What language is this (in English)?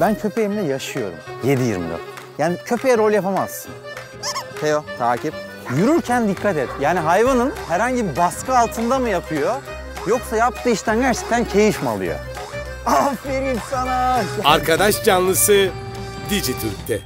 Turkish